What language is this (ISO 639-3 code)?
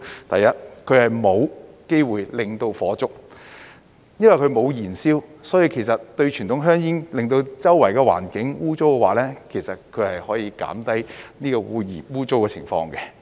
yue